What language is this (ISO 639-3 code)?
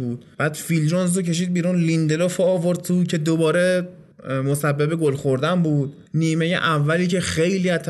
fas